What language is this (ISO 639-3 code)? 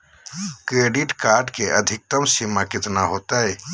mag